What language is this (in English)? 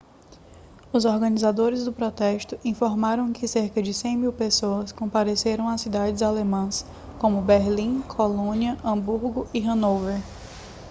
Portuguese